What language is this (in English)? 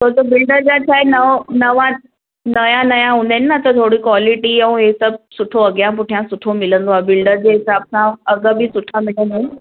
Sindhi